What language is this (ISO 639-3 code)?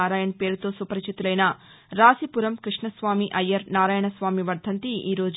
tel